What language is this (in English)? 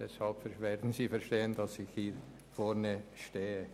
Swiss German